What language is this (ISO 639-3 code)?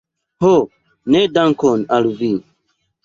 epo